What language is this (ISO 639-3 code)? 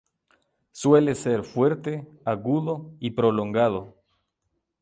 spa